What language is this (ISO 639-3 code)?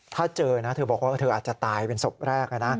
tha